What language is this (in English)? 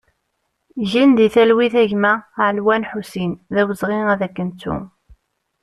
Kabyle